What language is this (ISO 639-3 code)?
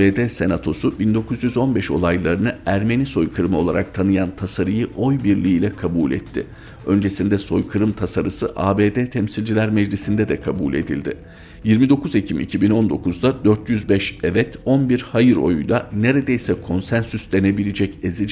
tur